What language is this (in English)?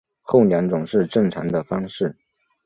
Chinese